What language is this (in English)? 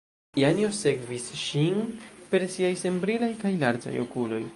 Esperanto